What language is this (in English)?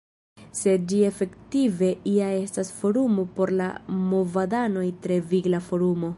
Esperanto